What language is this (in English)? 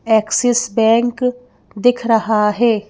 Hindi